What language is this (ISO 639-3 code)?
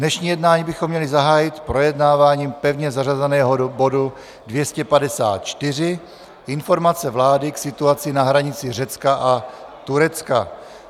ces